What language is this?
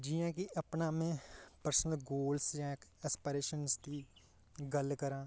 Dogri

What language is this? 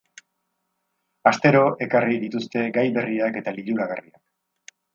Basque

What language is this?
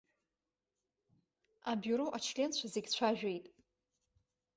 Abkhazian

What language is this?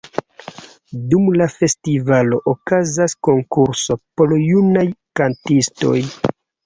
Esperanto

